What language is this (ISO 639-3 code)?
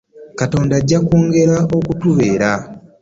lug